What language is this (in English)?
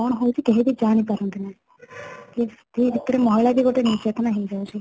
Odia